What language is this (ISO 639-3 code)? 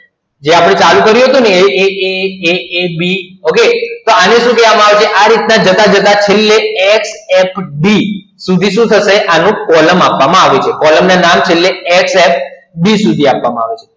guj